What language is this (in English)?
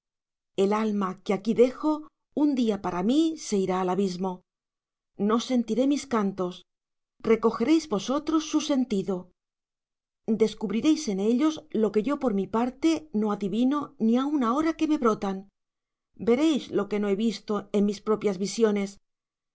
Spanish